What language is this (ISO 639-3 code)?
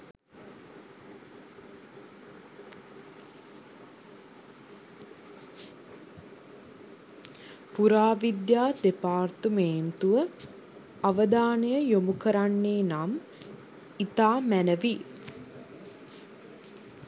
sin